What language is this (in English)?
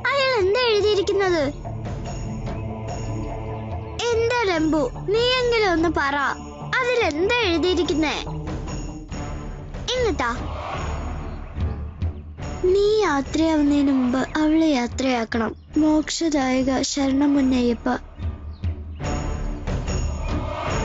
Turkish